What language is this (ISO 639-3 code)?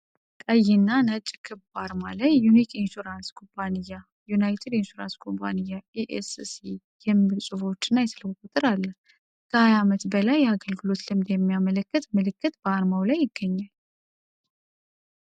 amh